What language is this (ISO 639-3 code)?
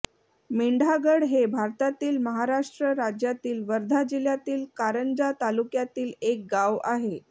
mar